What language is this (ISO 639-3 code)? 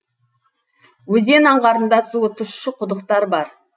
kaz